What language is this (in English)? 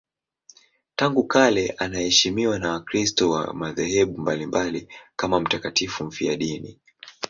Swahili